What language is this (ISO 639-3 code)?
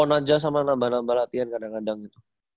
ind